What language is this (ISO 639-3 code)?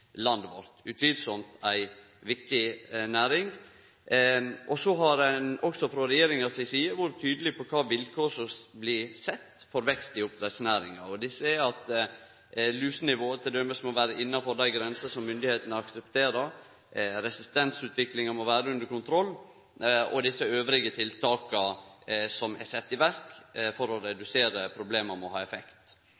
nno